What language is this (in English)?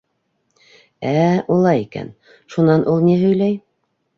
Bashkir